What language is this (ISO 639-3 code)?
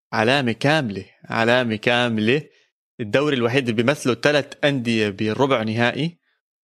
ara